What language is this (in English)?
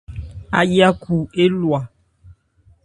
Ebrié